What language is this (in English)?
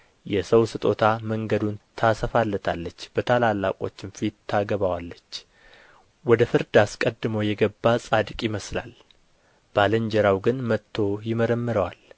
Amharic